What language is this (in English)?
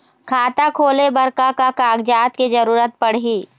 Chhattisgarhi